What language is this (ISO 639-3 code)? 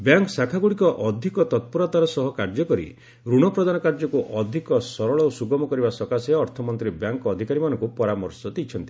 ori